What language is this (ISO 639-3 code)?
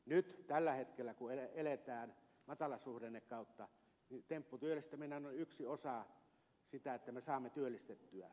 fin